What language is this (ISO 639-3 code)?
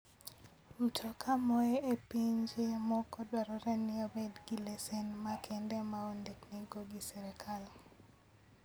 luo